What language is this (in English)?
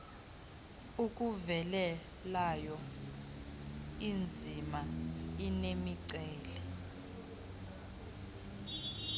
Xhosa